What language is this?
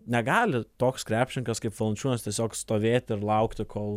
Lithuanian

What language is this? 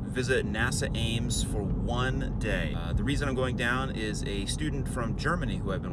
English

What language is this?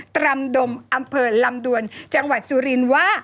Thai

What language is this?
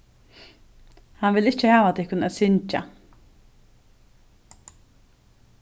Faroese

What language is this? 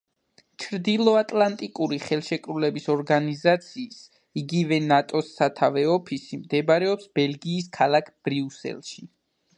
Georgian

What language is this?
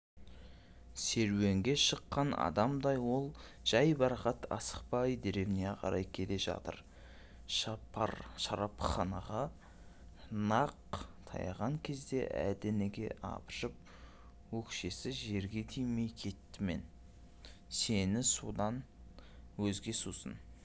Kazakh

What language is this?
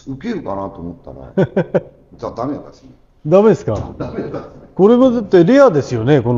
Japanese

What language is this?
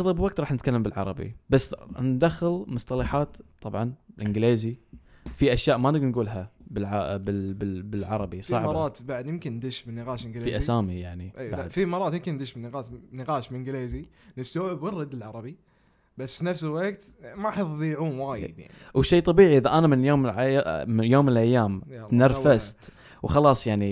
Arabic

